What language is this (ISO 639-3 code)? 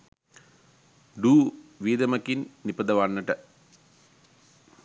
sin